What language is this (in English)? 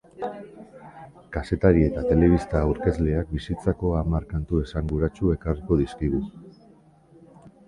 Basque